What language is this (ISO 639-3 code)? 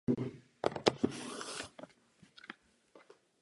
ces